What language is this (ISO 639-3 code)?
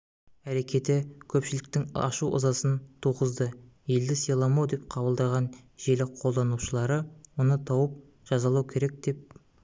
kaz